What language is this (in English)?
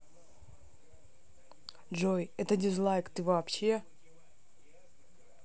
Russian